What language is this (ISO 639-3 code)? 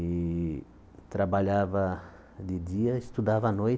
por